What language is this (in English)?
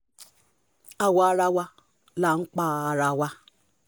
Yoruba